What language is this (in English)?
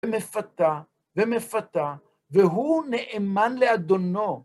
Hebrew